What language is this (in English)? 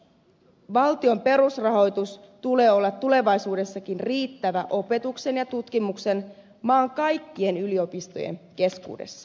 Finnish